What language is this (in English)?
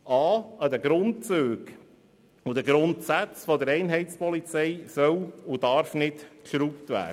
Swiss German